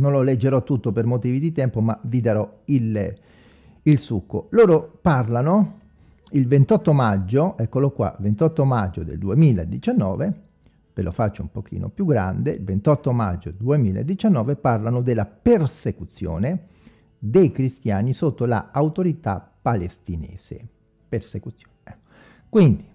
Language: Italian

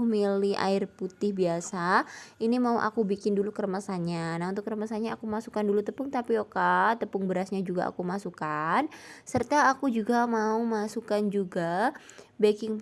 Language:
Indonesian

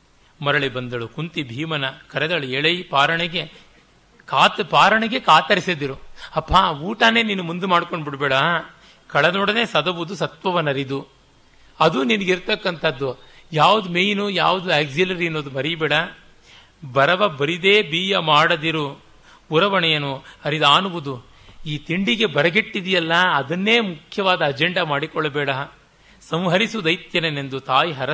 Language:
Kannada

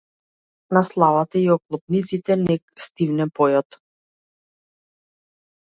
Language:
Macedonian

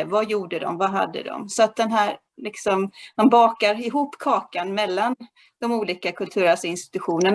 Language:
Swedish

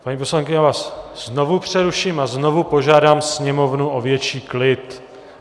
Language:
Czech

